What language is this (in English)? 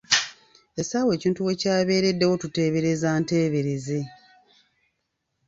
Ganda